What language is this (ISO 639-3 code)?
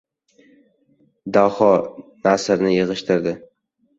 uzb